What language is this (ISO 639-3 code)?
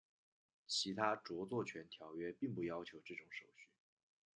zho